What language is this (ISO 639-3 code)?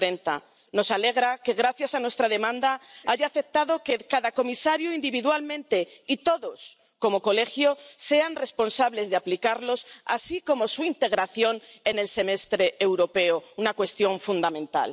spa